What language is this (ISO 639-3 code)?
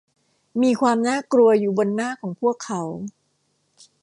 tha